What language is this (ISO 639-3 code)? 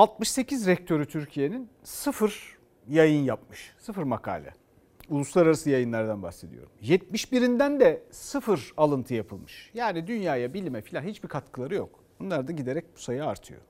tur